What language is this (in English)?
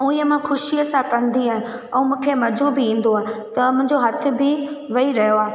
Sindhi